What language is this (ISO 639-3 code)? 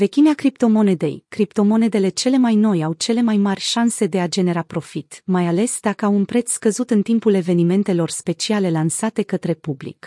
ron